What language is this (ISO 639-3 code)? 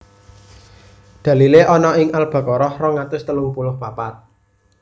jav